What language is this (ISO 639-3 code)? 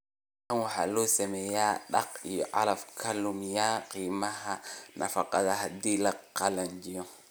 som